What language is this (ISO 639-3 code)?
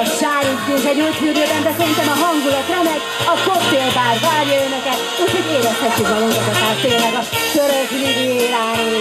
hun